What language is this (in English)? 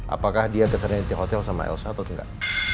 Indonesian